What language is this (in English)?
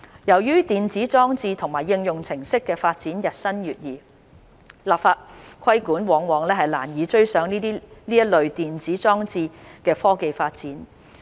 Cantonese